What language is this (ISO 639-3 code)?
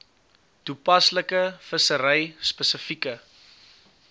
afr